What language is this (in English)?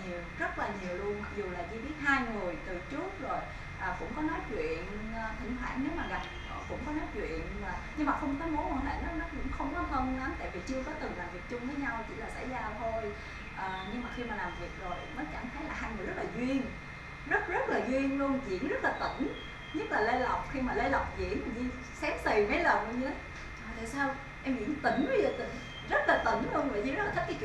Vietnamese